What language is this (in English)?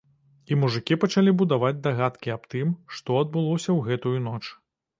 Belarusian